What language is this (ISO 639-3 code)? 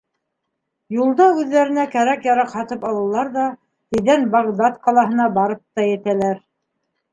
bak